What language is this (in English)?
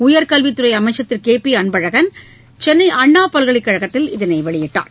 Tamil